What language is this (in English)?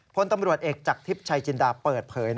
Thai